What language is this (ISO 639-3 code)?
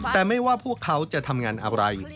tha